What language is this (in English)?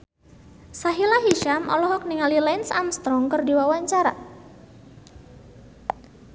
Sundanese